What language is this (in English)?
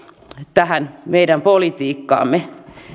Finnish